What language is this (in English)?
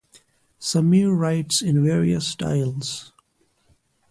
English